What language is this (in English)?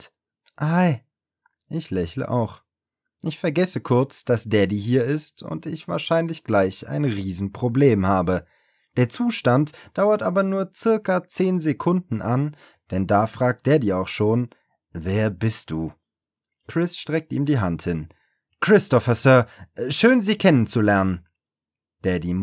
German